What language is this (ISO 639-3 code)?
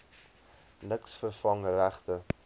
afr